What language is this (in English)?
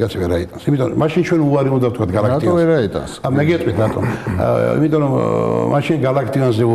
Arabic